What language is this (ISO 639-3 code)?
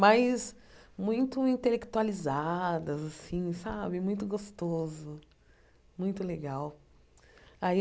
por